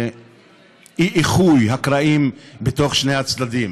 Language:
Hebrew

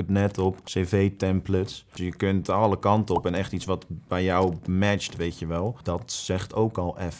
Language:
Dutch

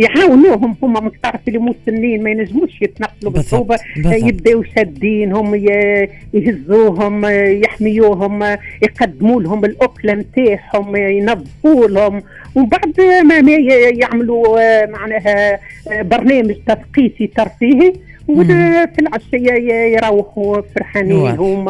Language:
Arabic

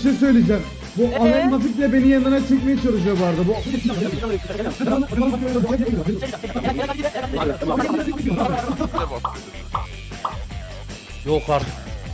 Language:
Turkish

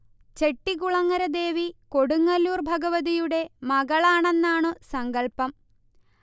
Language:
Malayalam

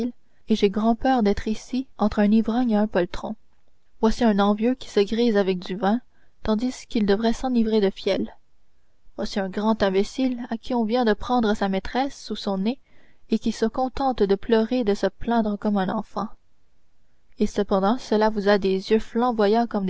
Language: French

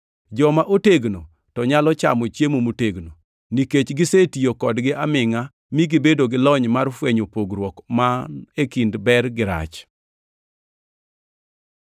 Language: Luo (Kenya and Tanzania)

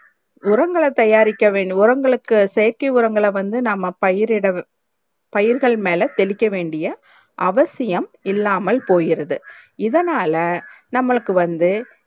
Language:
Tamil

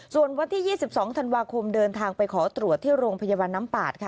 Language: Thai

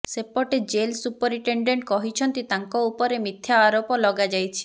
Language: Odia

